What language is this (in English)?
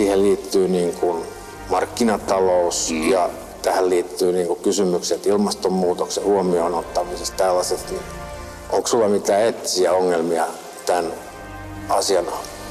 Finnish